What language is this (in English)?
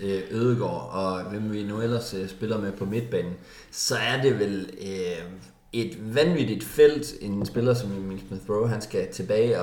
Danish